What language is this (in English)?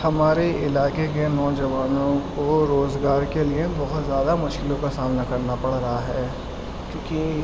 Urdu